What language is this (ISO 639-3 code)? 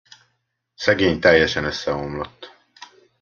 hun